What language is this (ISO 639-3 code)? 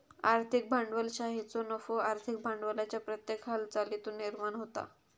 mar